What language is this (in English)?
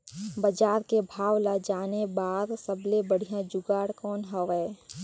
Chhattisgarhi